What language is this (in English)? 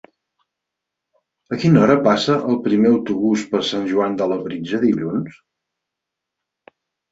Catalan